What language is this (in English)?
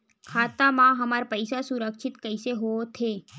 Chhattisgarhi